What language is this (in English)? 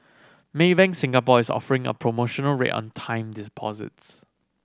English